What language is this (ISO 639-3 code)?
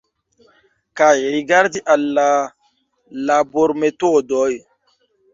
epo